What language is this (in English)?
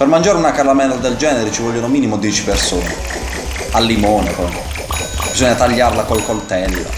Italian